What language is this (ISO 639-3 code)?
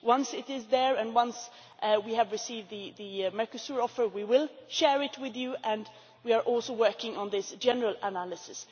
eng